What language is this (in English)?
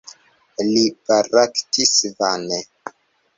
Esperanto